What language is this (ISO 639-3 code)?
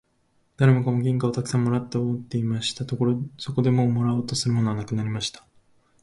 jpn